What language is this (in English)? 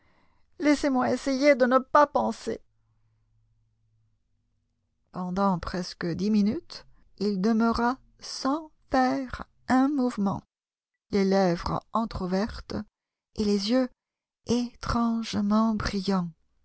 French